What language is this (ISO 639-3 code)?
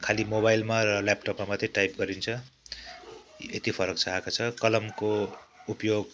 nep